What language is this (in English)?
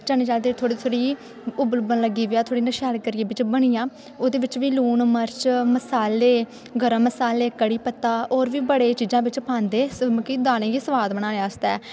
Dogri